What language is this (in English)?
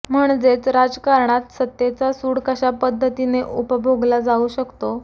Marathi